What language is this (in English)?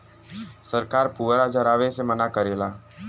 Bhojpuri